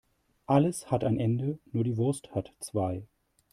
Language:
German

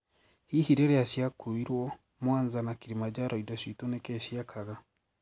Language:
Kikuyu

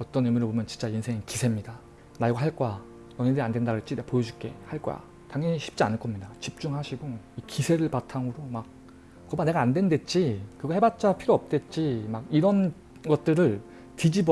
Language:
Korean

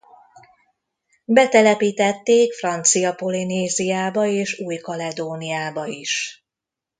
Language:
Hungarian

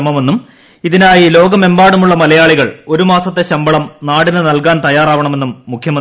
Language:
Malayalam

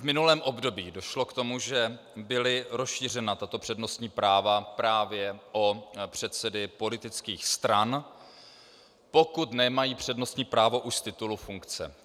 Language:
Czech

